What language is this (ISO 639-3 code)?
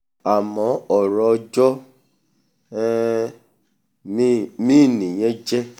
yor